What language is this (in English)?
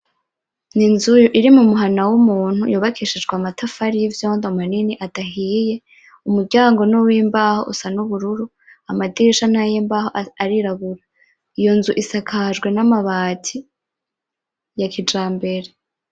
Rundi